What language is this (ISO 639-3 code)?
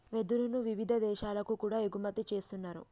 tel